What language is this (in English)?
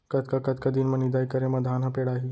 Chhattisgarhi